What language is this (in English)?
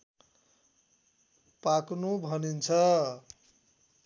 Nepali